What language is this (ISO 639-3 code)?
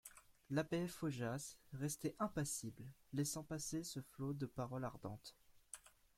fra